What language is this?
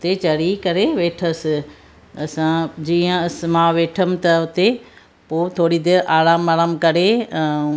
Sindhi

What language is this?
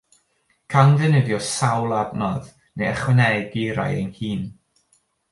Welsh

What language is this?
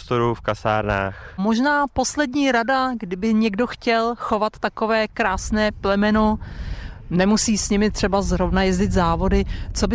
Czech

